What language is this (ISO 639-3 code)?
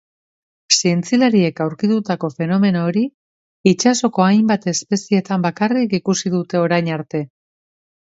eus